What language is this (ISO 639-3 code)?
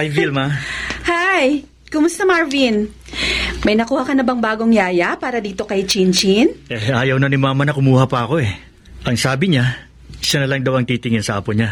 fil